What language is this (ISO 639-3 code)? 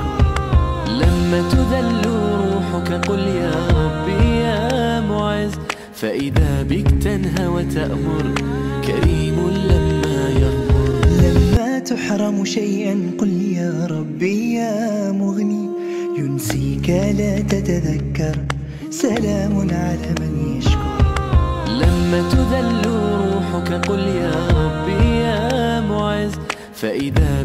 ara